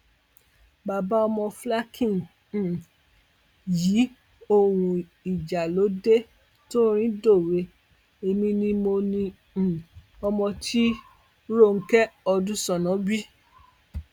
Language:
Yoruba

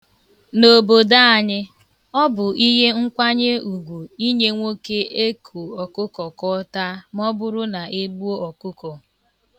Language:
Igbo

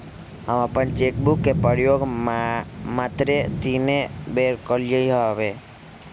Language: Magahi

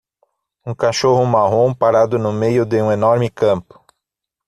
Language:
Portuguese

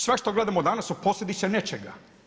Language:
Croatian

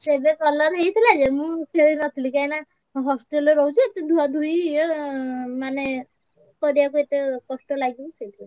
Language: Odia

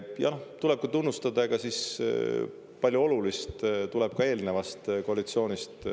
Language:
Estonian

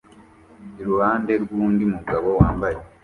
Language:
Kinyarwanda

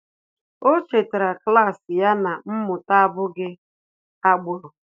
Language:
Igbo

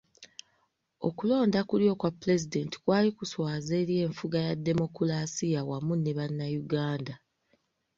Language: Ganda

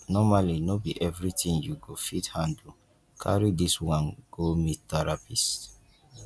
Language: Nigerian Pidgin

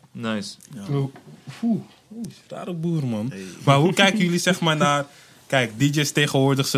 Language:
Dutch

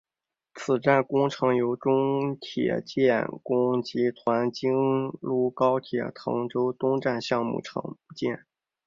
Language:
Chinese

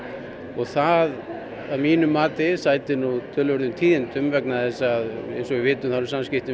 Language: Icelandic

